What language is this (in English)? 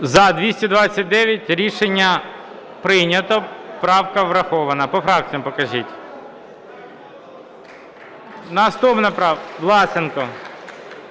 Ukrainian